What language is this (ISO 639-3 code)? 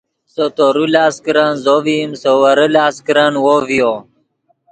ydg